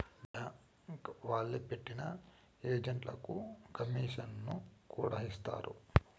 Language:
Telugu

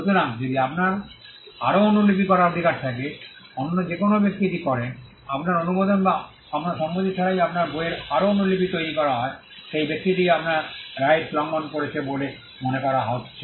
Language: Bangla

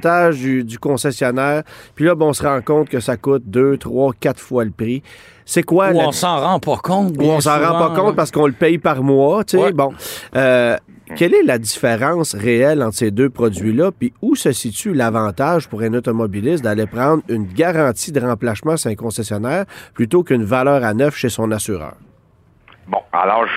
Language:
French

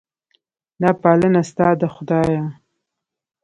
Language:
Pashto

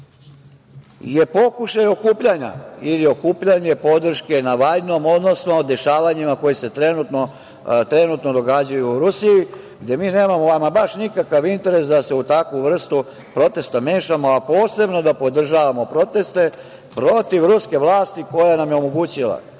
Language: Serbian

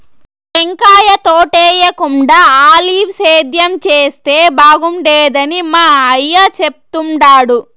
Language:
Telugu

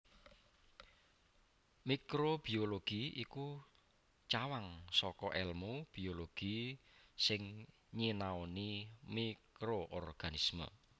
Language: Javanese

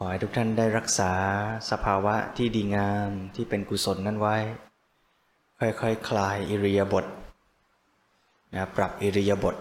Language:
Thai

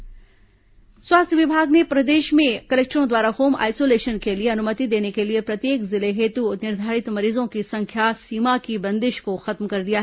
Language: Hindi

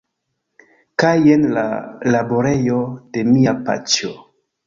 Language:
Esperanto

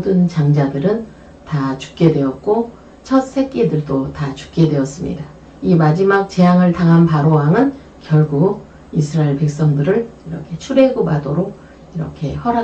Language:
Korean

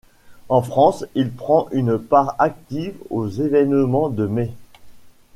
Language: French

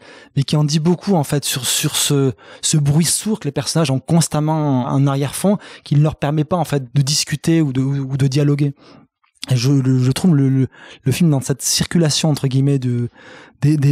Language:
French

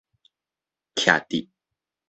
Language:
Min Nan Chinese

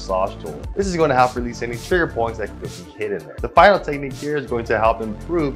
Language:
English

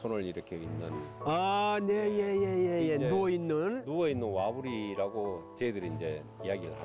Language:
Korean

